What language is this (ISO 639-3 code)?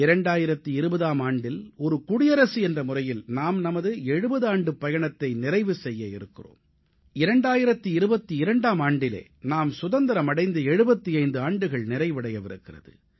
tam